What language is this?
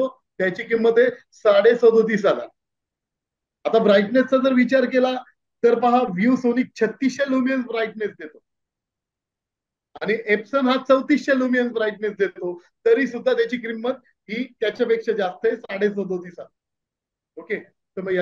Hindi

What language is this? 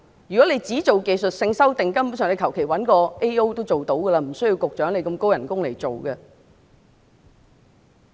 Cantonese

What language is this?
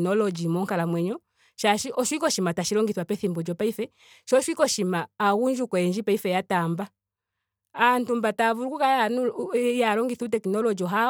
Ndonga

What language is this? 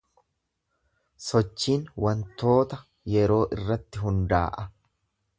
Oromo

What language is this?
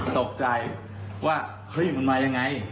Thai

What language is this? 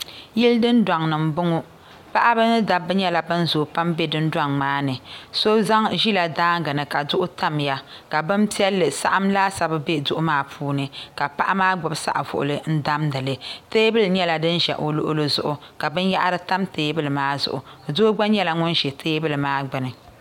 Dagbani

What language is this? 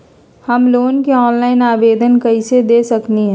Magahi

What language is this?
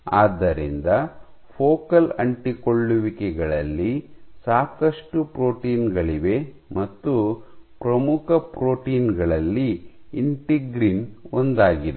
Kannada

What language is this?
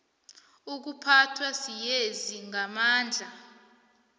South Ndebele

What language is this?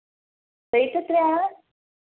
Malayalam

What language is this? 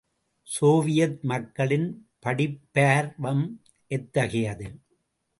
Tamil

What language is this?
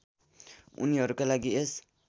Nepali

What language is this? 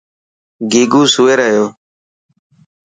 Dhatki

